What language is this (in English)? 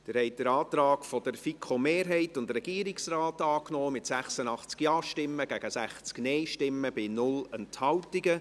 Swiss German